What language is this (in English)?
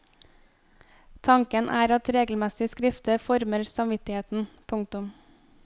Norwegian